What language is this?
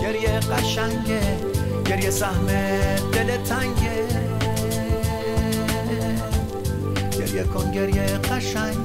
Persian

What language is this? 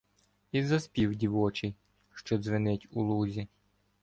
Ukrainian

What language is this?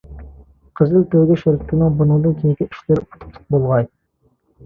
Uyghur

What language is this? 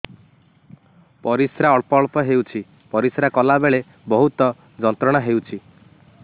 Odia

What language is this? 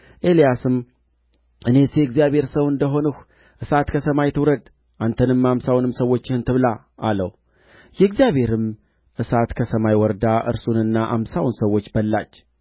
Amharic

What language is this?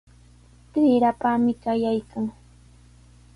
Sihuas Ancash Quechua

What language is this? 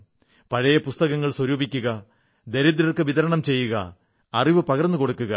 Malayalam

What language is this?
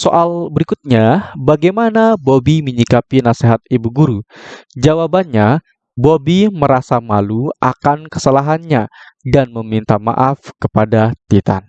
Indonesian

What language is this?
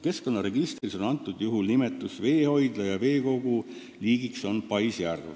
Estonian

